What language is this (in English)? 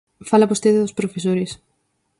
Galician